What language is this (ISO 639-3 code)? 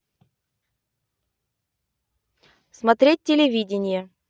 rus